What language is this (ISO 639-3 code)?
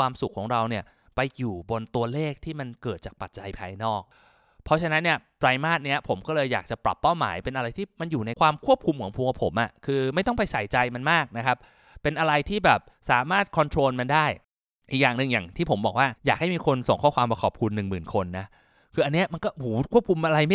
tha